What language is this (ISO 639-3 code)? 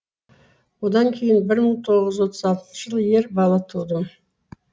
kaz